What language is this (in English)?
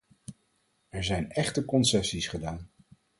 Dutch